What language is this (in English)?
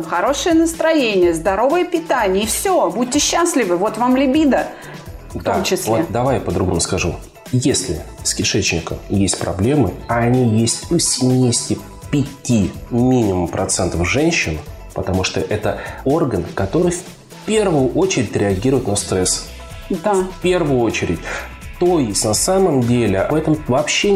Russian